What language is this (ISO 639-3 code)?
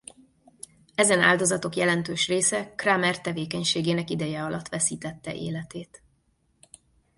hun